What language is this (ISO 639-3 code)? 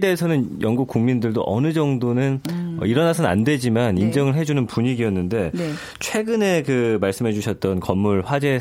kor